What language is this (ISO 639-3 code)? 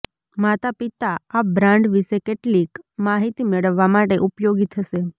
guj